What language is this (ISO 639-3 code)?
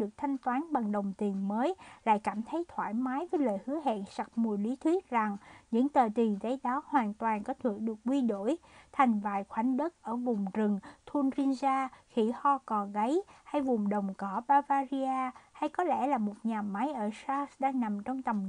vie